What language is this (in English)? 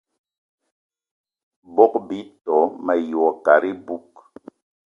Eton (Cameroon)